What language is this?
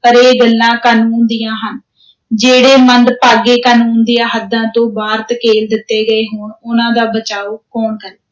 Punjabi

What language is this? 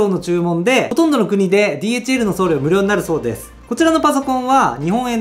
Japanese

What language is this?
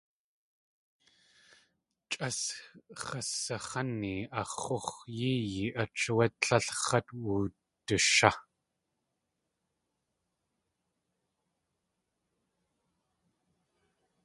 Tlingit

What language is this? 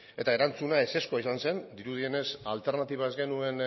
Basque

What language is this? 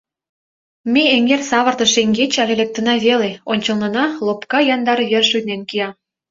Mari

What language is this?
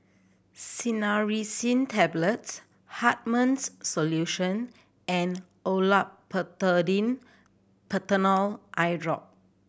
English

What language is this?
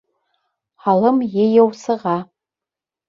Bashkir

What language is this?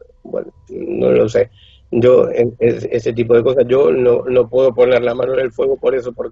Spanish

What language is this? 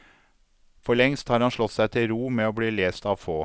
Norwegian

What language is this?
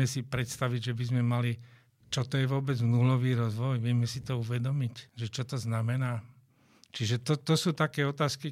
Slovak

